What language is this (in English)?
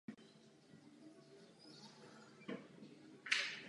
Czech